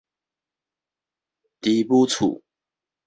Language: Min Nan Chinese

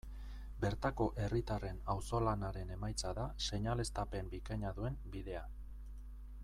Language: Basque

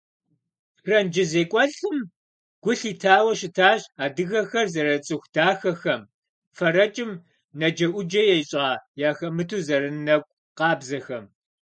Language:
Kabardian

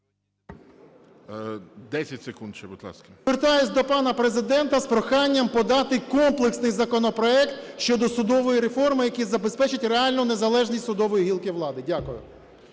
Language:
Ukrainian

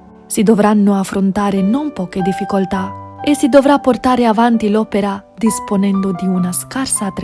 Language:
Italian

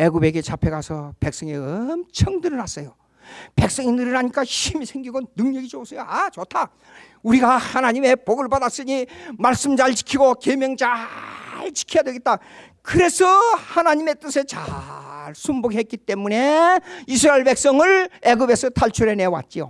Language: Korean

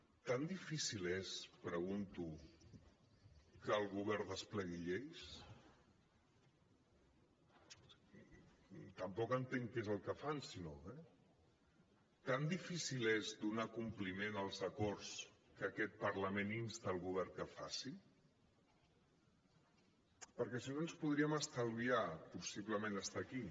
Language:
Catalan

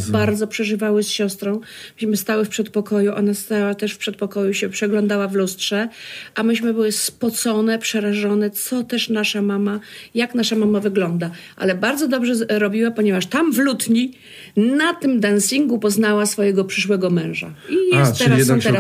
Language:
Polish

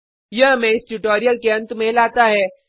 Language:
Hindi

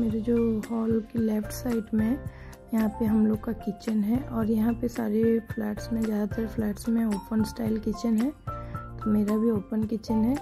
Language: Hindi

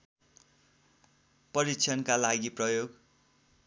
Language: Nepali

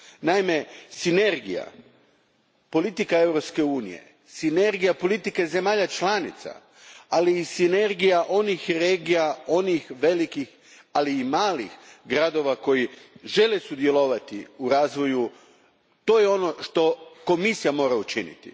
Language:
Croatian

